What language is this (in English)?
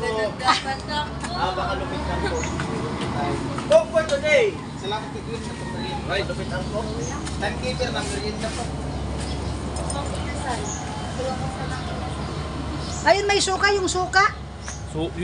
Filipino